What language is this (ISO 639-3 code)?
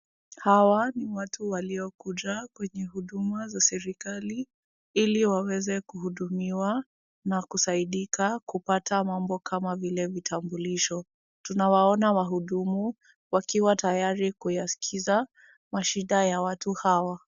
swa